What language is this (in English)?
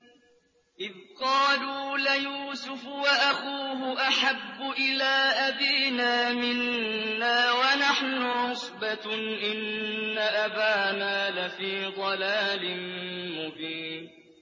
Arabic